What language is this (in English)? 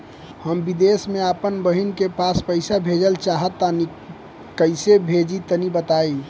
Bhojpuri